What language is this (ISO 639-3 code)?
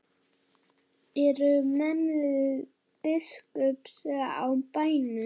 isl